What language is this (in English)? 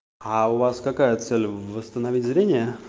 Russian